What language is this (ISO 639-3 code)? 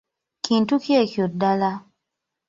lug